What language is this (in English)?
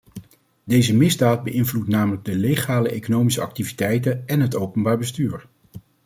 Dutch